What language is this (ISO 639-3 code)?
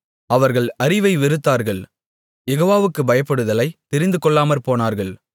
tam